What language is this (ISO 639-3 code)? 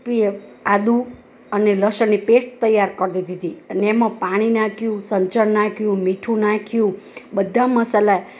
guj